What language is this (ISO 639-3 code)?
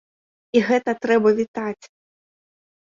bel